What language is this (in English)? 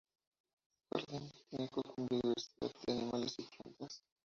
Spanish